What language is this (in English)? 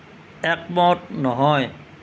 Assamese